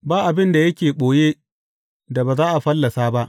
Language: Hausa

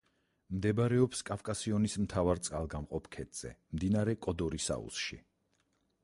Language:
Georgian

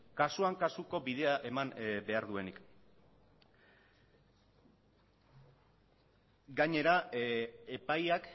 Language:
Basque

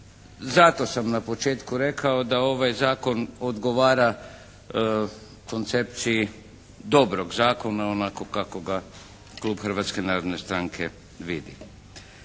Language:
Croatian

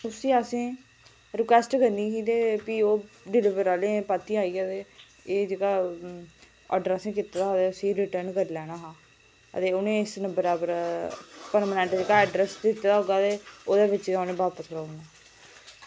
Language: Dogri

